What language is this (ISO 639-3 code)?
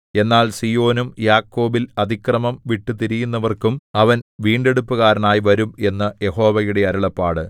mal